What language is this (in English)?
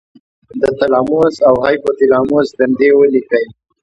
Pashto